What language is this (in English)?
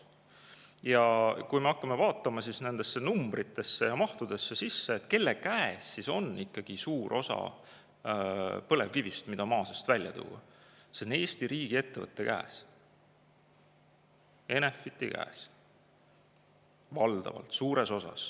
Estonian